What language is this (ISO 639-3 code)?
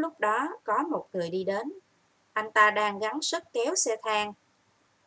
vie